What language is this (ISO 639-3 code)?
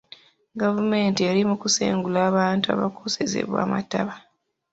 lug